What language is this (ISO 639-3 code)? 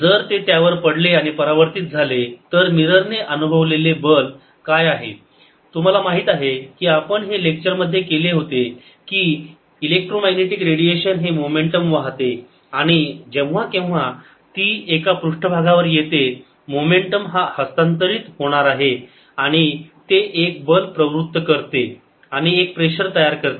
mar